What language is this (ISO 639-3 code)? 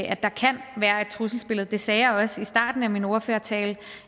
dan